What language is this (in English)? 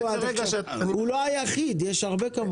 Hebrew